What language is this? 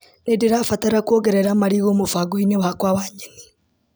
Kikuyu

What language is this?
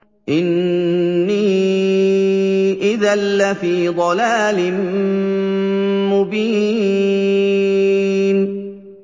Arabic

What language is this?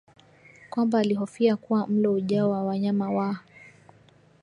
Swahili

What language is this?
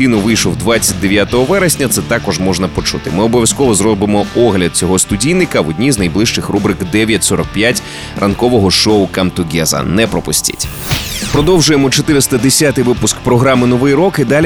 Ukrainian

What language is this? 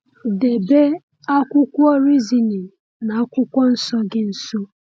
Igbo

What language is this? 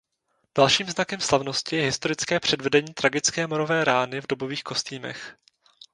Czech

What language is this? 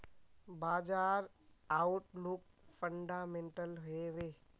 Magahi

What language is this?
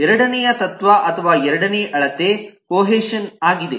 Kannada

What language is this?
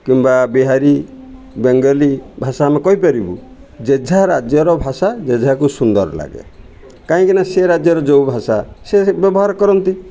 Odia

